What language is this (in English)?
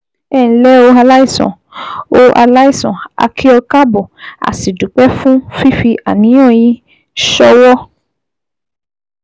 Yoruba